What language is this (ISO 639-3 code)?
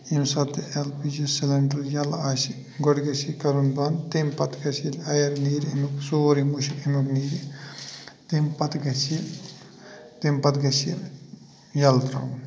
kas